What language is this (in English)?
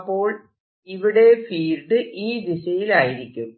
Malayalam